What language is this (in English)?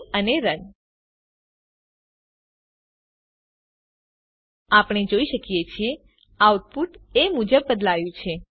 Gujarati